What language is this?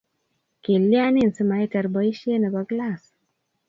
Kalenjin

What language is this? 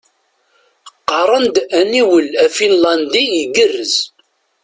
Kabyle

